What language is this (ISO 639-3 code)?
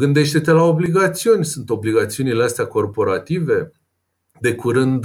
ron